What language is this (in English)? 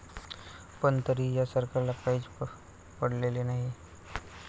Marathi